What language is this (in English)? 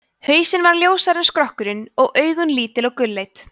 Icelandic